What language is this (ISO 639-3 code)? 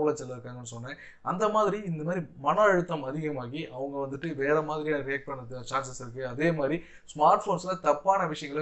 kor